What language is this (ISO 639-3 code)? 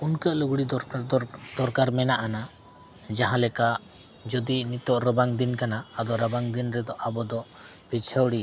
sat